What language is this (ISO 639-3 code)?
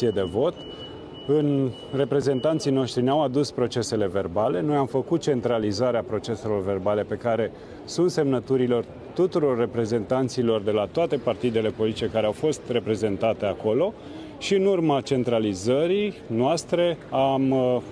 ron